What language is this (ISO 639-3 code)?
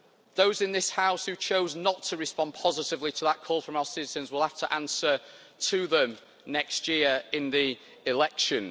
eng